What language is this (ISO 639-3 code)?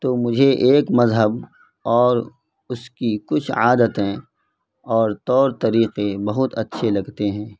urd